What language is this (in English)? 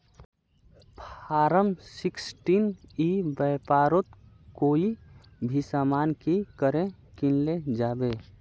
Magahi